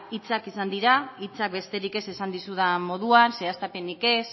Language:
Basque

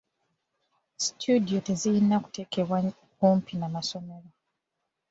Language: Ganda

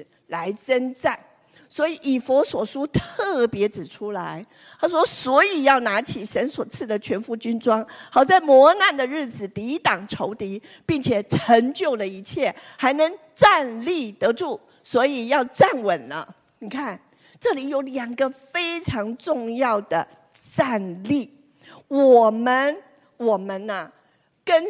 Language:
Chinese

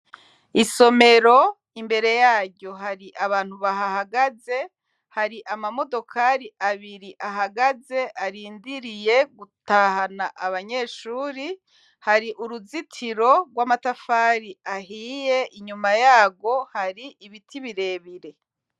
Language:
Rundi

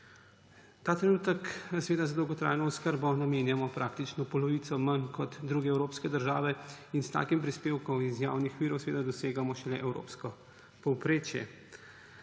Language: Slovenian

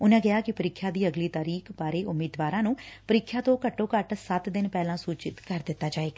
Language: Punjabi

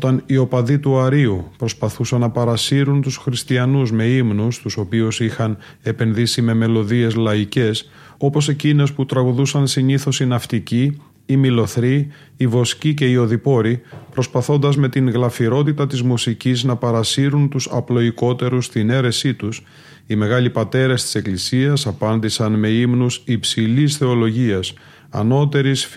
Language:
Greek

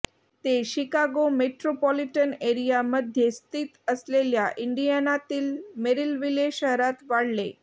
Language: Marathi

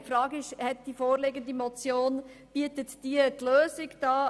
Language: Swiss German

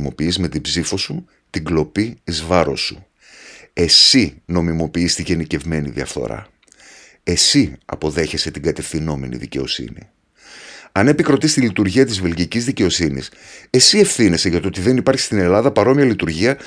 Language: Greek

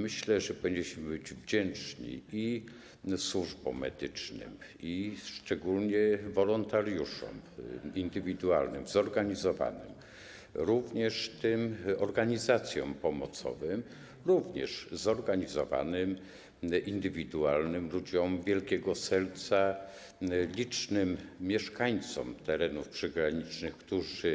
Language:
Polish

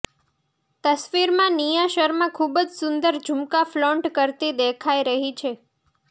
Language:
Gujarati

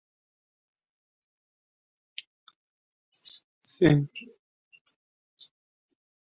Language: Uzbek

